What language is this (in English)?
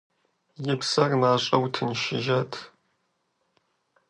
Kabardian